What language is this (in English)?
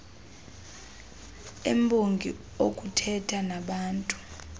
Xhosa